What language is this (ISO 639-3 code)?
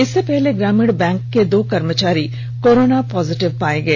hin